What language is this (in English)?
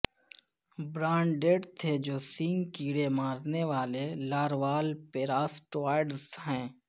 Urdu